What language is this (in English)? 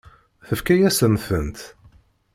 Kabyle